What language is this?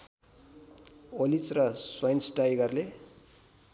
Nepali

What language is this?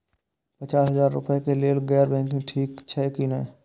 Maithili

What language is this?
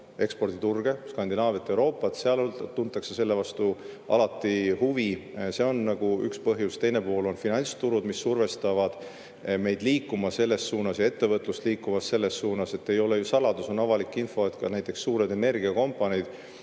Estonian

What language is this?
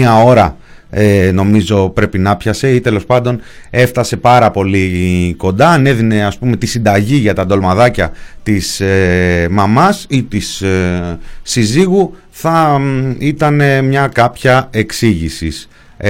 Greek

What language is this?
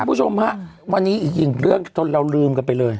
Thai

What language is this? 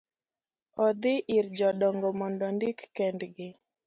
Luo (Kenya and Tanzania)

